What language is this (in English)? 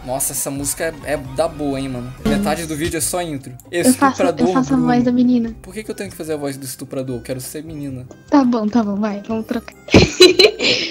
Portuguese